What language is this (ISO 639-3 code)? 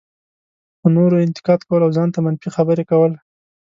pus